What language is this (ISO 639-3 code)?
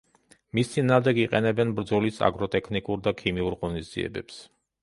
kat